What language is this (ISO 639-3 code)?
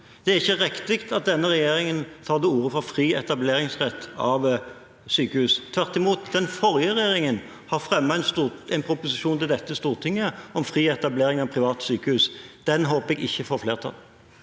nor